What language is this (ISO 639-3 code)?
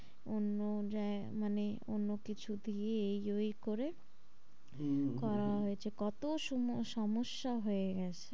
ben